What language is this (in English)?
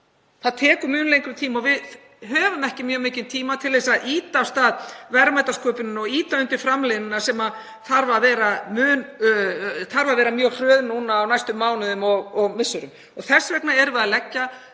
Icelandic